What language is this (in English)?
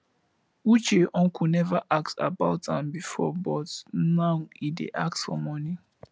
Nigerian Pidgin